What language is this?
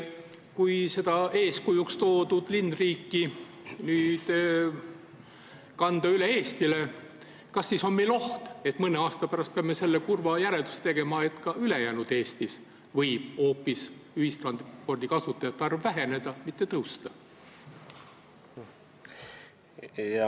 Estonian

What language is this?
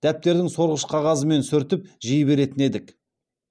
Kazakh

